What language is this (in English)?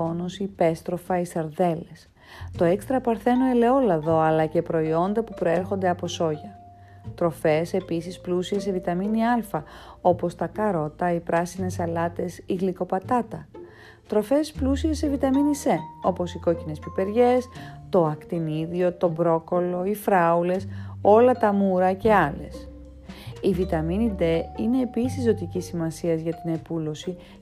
Greek